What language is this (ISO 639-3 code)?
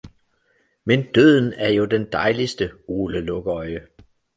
dan